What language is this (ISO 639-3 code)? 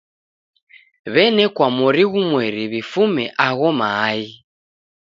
dav